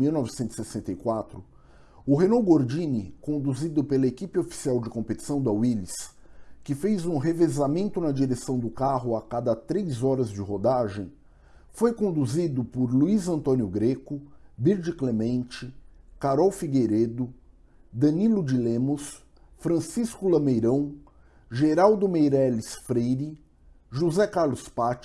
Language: Portuguese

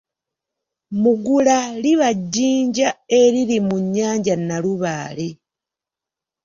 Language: Ganda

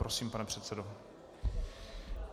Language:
Czech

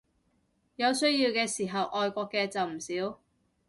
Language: Cantonese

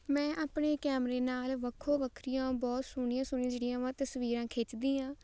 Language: Punjabi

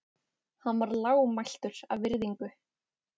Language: Icelandic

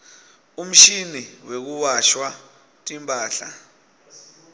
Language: Swati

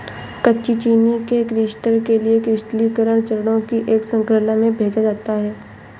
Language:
Hindi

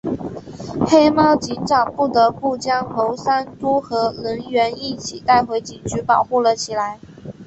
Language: Chinese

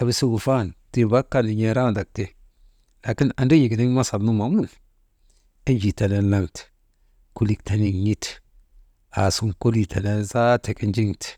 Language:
Maba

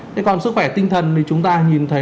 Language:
Vietnamese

